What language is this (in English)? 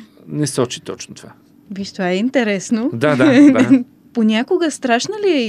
Bulgarian